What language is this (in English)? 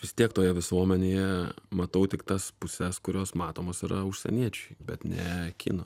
Lithuanian